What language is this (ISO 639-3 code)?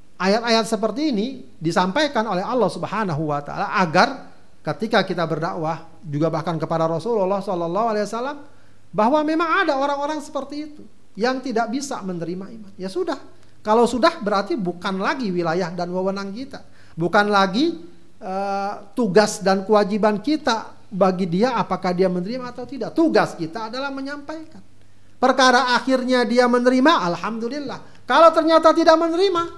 ind